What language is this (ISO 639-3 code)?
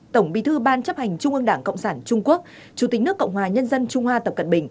vie